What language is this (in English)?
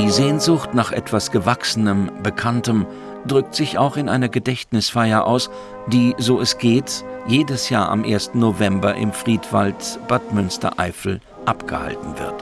German